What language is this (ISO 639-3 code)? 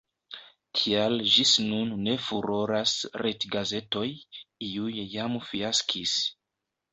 epo